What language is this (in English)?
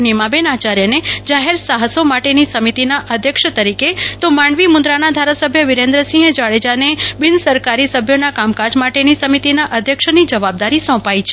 Gujarati